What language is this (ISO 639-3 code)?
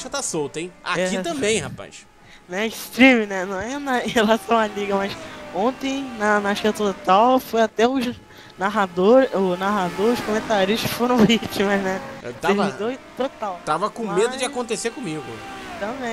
por